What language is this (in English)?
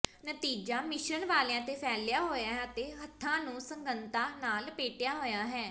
Punjabi